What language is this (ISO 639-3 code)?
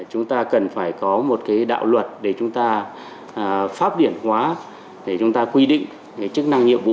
vie